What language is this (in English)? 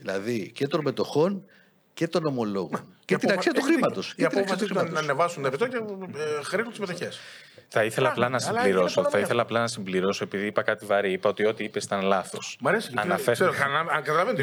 Greek